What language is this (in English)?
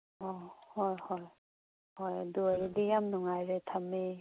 Manipuri